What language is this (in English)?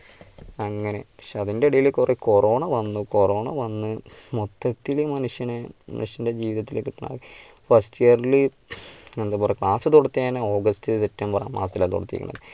Malayalam